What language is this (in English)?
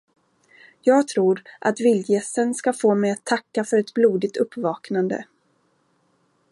Swedish